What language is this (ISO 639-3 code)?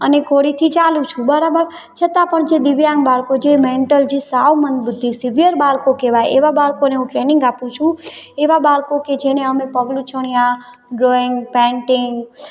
guj